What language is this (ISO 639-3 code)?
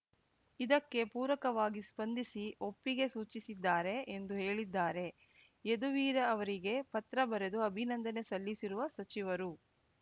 kan